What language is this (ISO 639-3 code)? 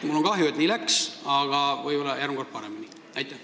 est